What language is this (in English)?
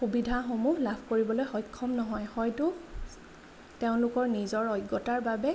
Assamese